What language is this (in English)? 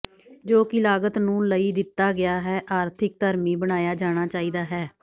Punjabi